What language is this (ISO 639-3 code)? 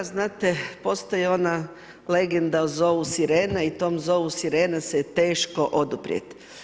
hrv